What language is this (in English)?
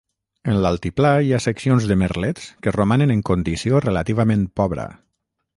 Catalan